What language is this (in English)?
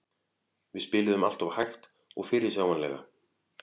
Icelandic